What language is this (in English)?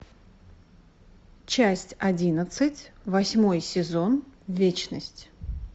Russian